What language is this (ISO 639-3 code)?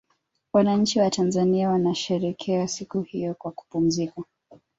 swa